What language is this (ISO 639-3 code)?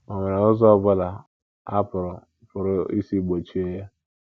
ibo